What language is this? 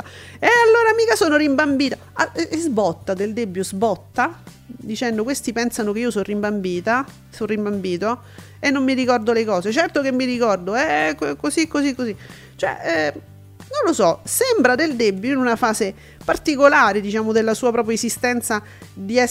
Italian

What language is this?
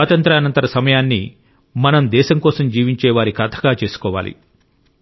Telugu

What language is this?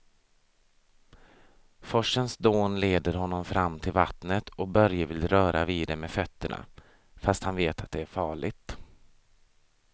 Swedish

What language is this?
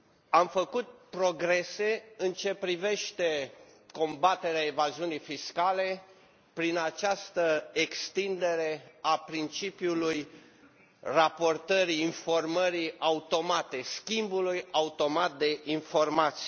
Romanian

